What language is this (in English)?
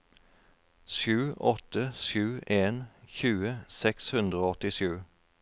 Norwegian